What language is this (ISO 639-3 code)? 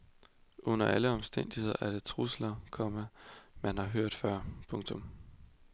dan